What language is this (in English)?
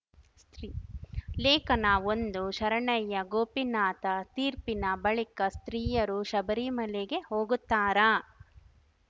Kannada